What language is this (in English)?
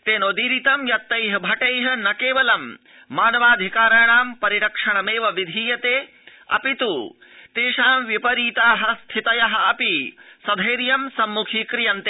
Sanskrit